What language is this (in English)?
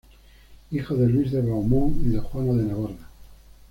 Spanish